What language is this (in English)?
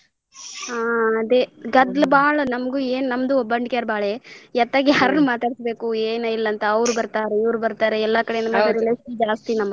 Kannada